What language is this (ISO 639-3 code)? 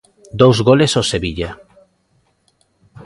glg